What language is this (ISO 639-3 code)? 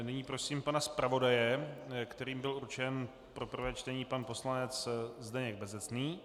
ces